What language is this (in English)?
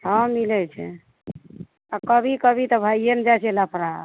Maithili